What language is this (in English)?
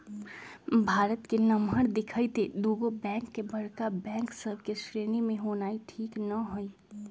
Magahi